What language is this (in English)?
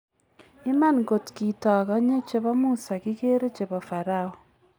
Kalenjin